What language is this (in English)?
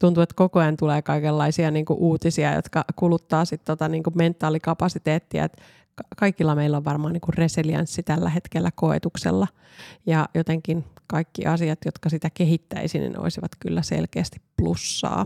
Finnish